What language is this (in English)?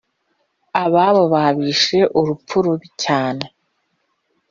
Kinyarwanda